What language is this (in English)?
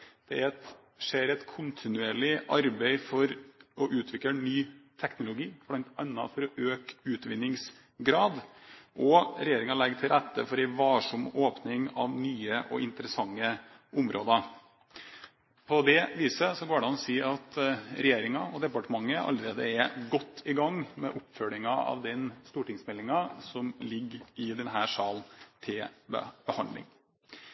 Norwegian Bokmål